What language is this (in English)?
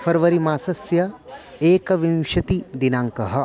Sanskrit